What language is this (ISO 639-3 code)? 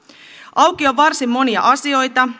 fin